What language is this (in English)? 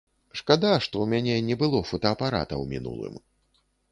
Belarusian